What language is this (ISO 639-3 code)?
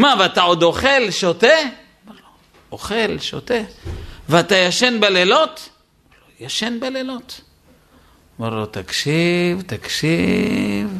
heb